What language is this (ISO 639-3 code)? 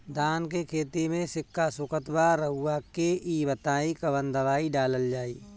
bho